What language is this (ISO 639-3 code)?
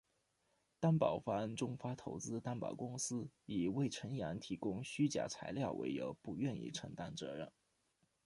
zho